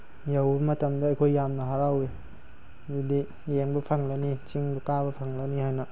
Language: Manipuri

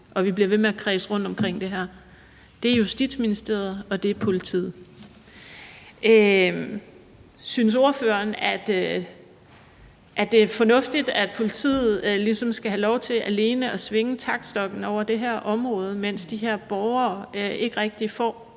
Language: Danish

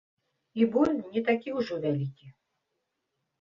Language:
Belarusian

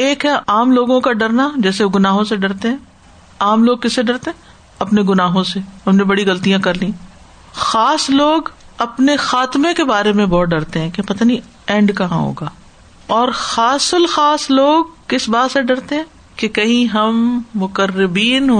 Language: Urdu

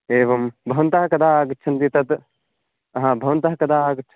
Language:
Sanskrit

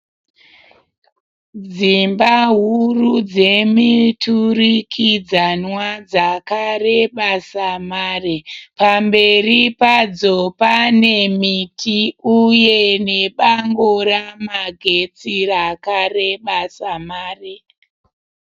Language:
Shona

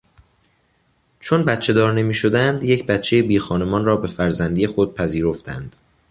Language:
Persian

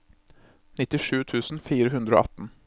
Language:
Norwegian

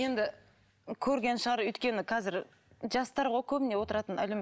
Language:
Kazakh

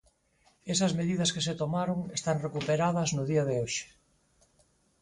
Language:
Galician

